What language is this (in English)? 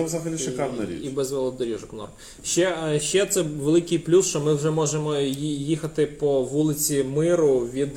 Ukrainian